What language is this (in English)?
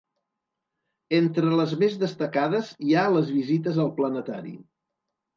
Catalan